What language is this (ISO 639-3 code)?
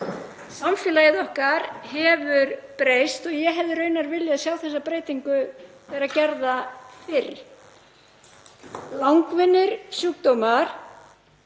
isl